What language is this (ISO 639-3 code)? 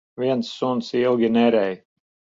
lav